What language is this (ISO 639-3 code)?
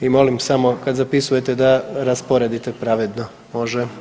hrv